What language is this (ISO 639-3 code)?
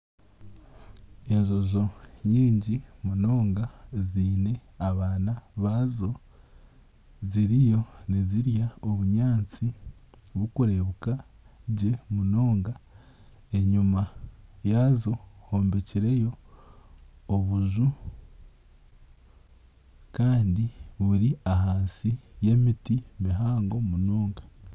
nyn